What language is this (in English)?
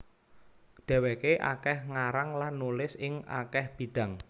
Javanese